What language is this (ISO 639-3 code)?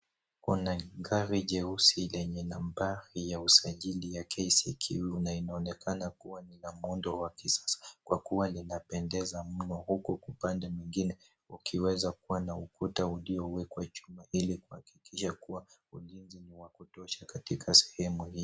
swa